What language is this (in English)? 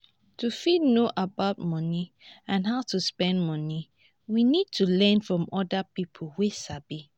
Nigerian Pidgin